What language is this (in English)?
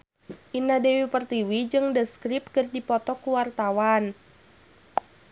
Sundanese